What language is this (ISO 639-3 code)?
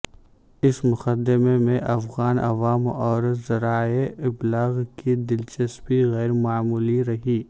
urd